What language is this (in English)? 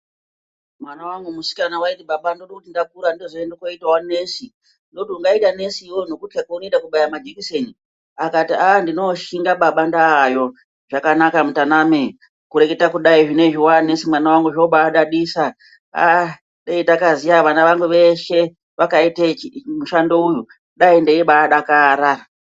Ndau